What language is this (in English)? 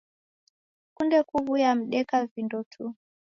Taita